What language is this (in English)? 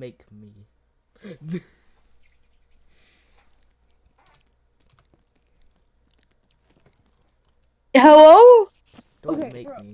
English